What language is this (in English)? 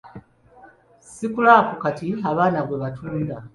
Ganda